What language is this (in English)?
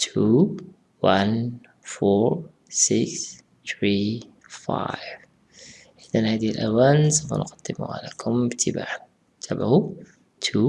English